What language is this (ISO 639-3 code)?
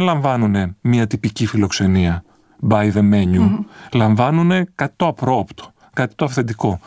ell